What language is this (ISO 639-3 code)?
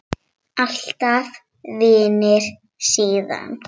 isl